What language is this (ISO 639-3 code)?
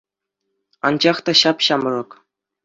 chv